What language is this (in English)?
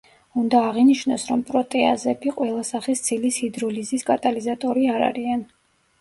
Georgian